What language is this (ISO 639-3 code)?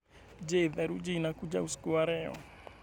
kik